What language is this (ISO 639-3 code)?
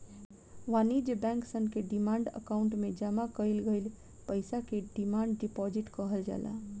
bho